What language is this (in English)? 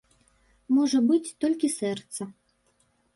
Belarusian